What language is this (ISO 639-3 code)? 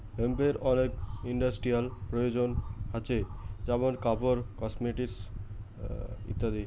ben